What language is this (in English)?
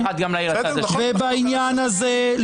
Hebrew